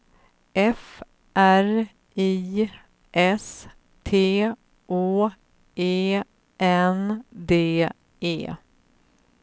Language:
Swedish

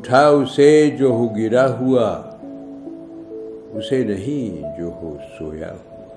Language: Urdu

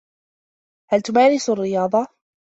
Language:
Arabic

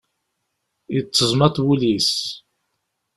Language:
Kabyle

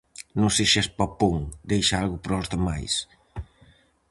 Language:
Galician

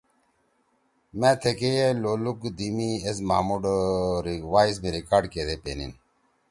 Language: Torwali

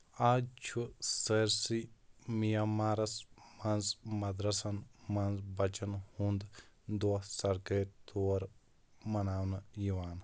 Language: Kashmiri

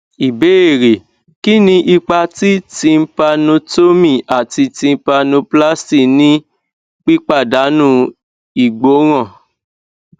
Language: Yoruba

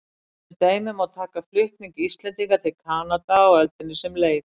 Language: Icelandic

